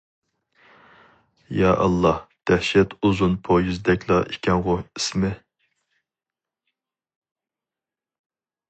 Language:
Uyghur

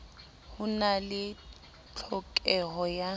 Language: Southern Sotho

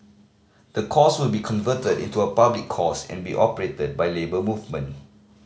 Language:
English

